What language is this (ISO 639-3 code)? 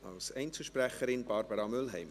gsw